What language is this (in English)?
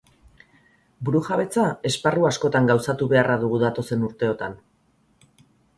Basque